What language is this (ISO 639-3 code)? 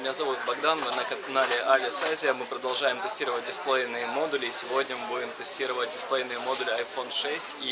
rus